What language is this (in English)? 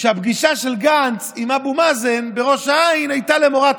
Hebrew